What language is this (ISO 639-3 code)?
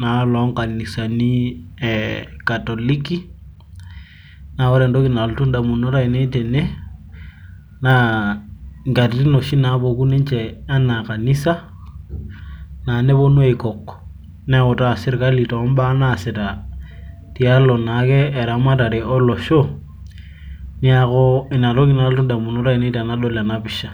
mas